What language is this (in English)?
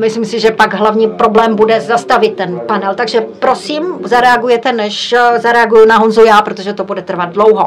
Czech